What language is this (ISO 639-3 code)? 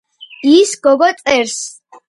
kat